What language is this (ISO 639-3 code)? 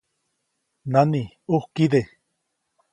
zoc